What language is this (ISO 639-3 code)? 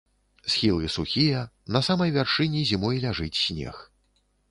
bel